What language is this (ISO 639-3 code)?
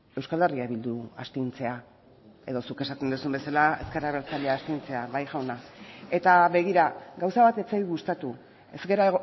eus